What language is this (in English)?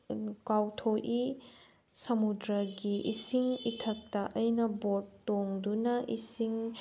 Manipuri